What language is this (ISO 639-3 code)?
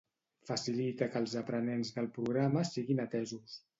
cat